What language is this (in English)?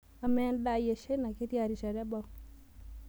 Masai